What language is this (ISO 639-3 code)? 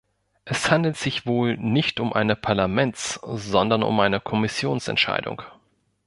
deu